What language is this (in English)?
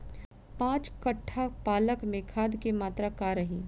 Bhojpuri